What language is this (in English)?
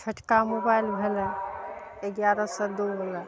Maithili